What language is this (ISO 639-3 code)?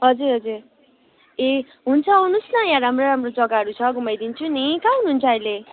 nep